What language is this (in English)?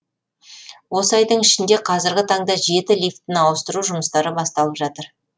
Kazakh